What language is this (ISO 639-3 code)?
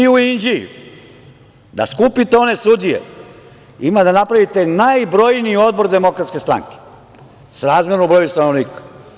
srp